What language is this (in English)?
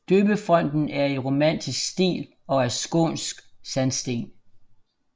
Danish